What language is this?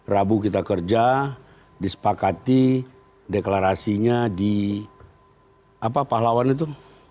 Indonesian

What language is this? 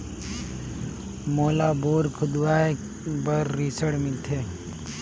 Chhattisgarhi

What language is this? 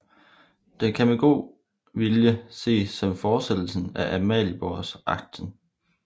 Danish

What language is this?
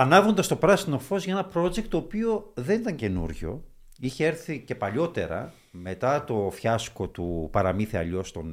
Greek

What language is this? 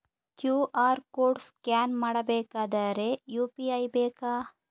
Kannada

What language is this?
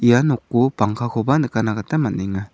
Garo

